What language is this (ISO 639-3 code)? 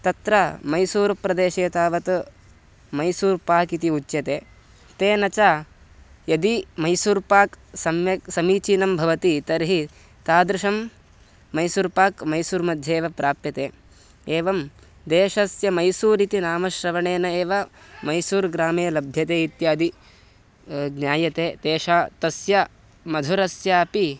san